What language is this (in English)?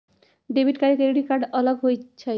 Magahi